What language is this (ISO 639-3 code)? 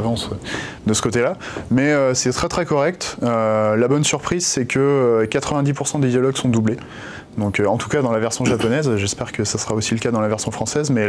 fra